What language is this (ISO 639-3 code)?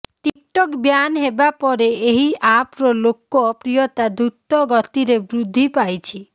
ori